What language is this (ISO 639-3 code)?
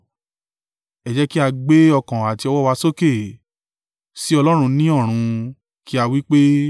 yor